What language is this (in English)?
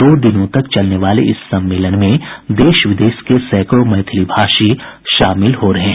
Hindi